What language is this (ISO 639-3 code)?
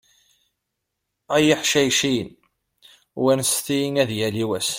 kab